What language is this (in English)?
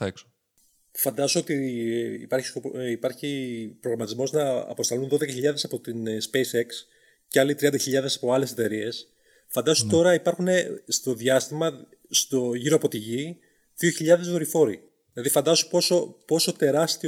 Greek